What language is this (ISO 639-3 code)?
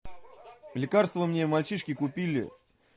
rus